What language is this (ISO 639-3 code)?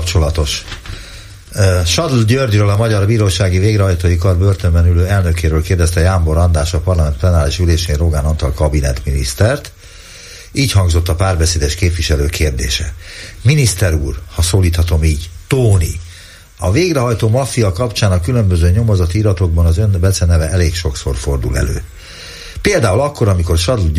hun